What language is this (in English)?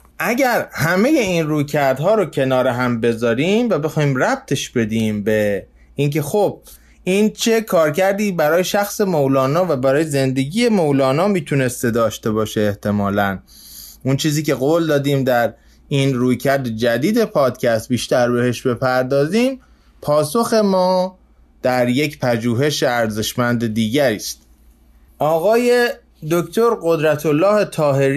Persian